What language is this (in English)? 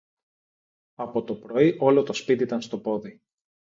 Greek